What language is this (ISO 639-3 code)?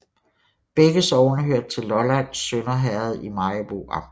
dan